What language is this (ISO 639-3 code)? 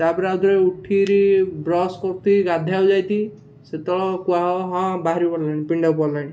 ori